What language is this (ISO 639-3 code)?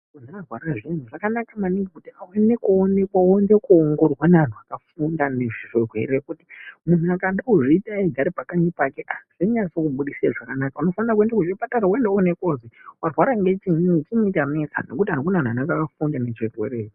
ndc